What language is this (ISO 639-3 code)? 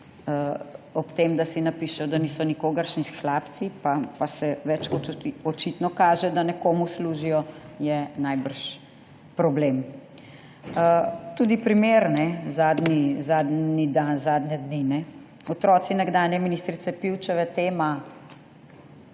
slv